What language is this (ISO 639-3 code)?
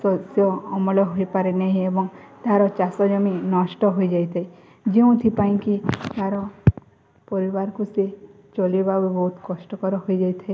ori